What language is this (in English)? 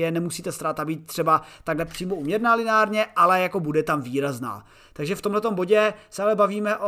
Czech